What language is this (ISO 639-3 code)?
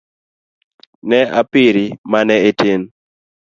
luo